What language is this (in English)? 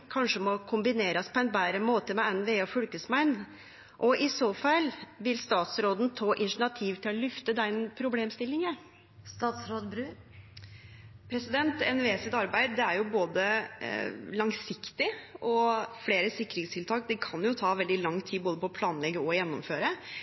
Norwegian